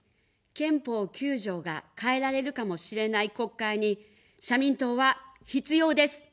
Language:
Japanese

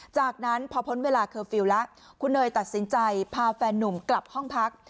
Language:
Thai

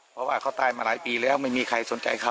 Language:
Thai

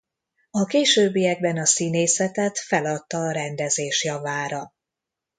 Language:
Hungarian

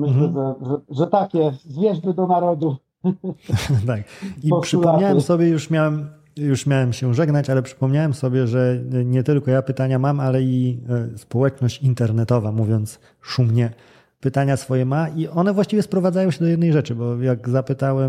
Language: Polish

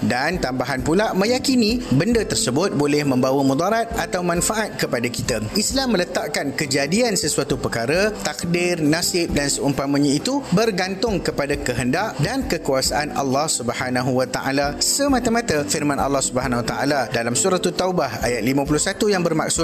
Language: Malay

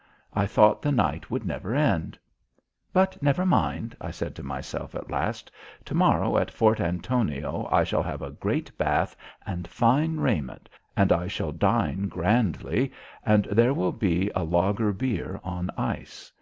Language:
English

